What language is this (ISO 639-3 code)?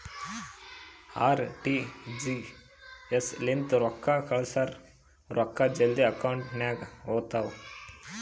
kan